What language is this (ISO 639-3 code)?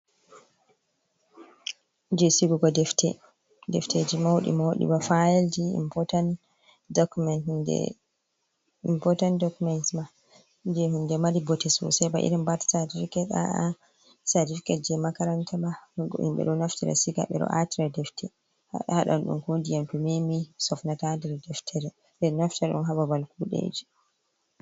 ful